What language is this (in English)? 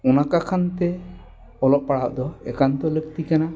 Santali